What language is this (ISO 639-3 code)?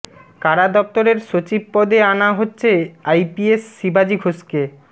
ben